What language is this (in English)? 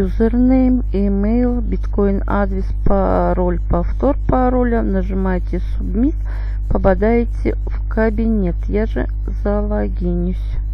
Russian